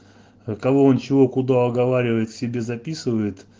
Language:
Russian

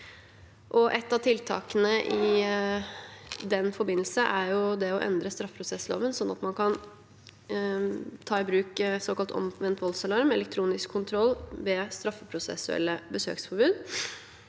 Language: Norwegian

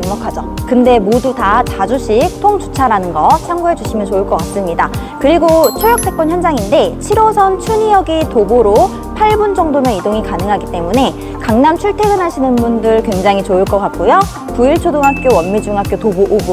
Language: Korean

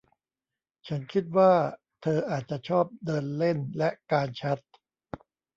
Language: Thai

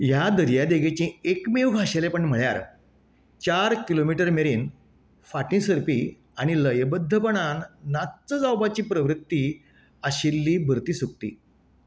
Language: Konkani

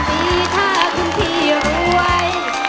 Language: Thai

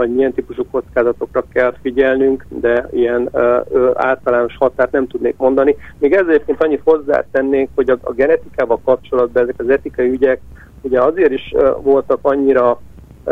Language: Hungarian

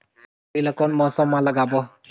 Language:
Chhattisgarhi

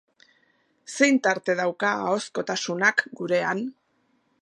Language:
Basque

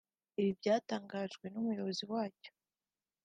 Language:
Kinyarwanda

